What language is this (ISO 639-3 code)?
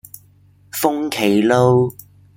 yue